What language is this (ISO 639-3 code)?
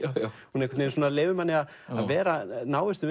isl